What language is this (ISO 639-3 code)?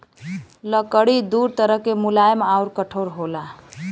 bho